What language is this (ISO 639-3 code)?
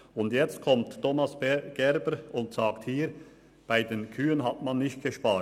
gsw